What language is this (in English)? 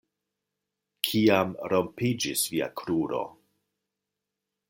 Esperanto